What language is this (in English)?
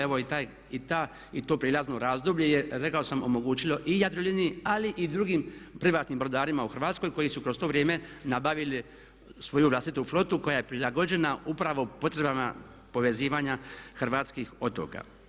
Croatian